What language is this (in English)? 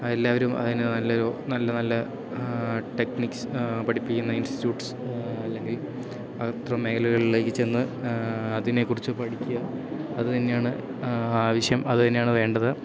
Malayalam